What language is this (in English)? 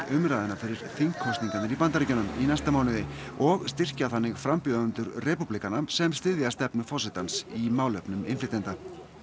Icelandic